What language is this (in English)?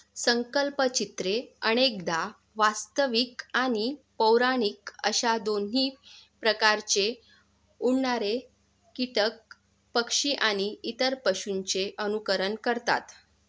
Marathi